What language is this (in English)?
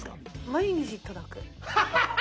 Japanese